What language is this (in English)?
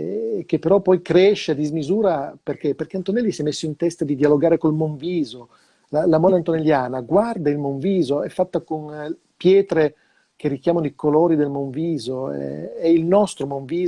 Italian